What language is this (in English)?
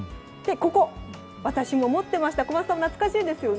Japanese